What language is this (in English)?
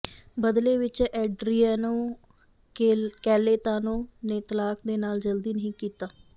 Punjabi